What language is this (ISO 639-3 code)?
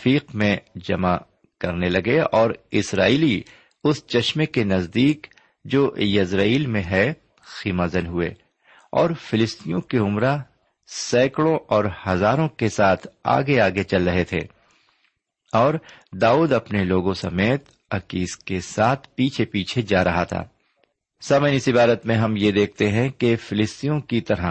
urd